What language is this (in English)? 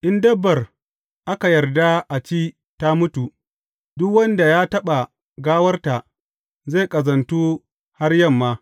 Hausa